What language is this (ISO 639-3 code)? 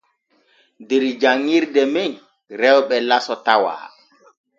fue